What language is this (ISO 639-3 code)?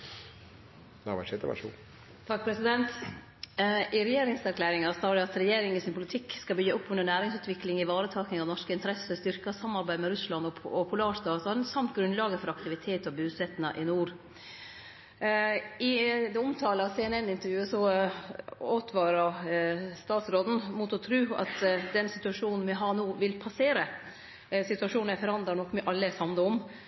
nno